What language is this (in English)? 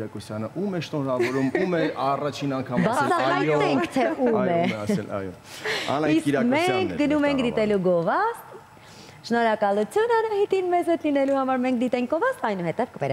Romanian